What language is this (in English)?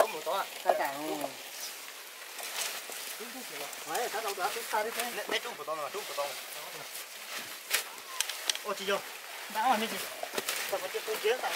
Vietnamese